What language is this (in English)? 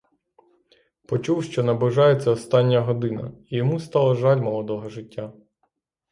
Ukrainian